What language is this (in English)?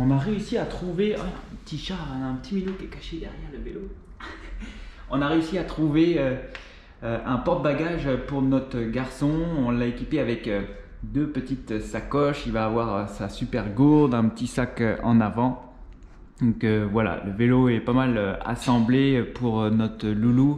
French